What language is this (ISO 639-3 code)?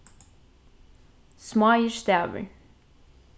fao